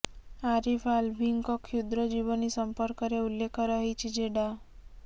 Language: Odia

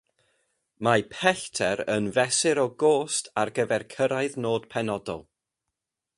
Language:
Welsh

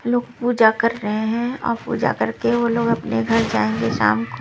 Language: Hindi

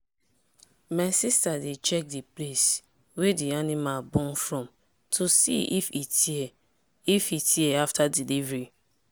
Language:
Nigerian Pidgin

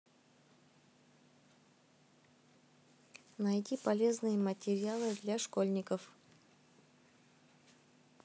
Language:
Russian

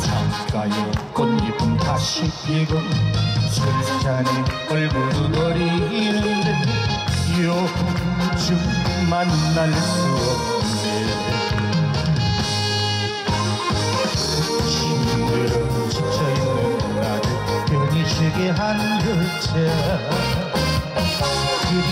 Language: Korean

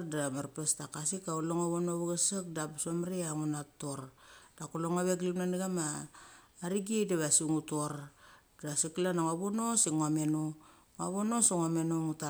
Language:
Mali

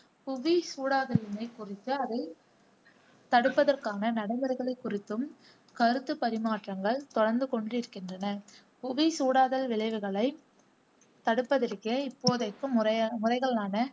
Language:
Tamil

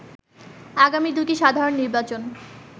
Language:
Bangla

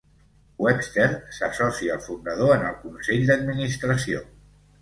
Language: Catalan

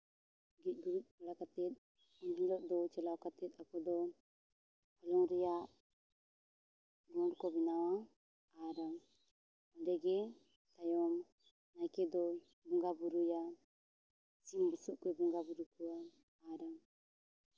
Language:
Santali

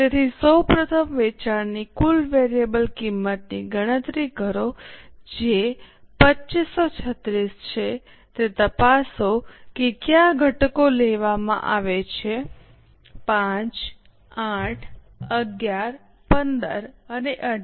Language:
Gujarati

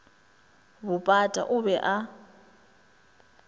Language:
Northern Sotho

